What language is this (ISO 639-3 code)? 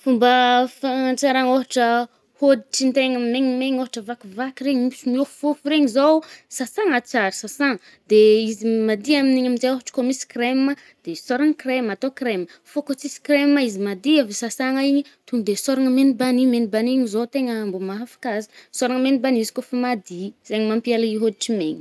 bmm